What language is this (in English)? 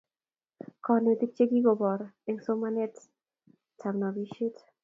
Kalenjin